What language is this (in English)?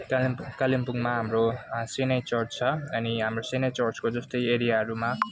Nepali